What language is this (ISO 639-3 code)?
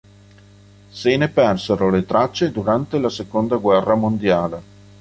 ita